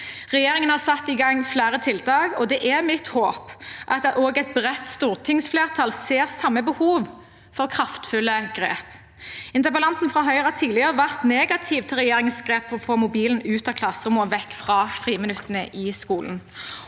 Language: Norwegian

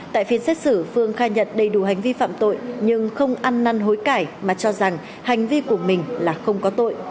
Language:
Vietnamese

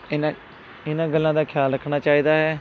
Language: Punjabi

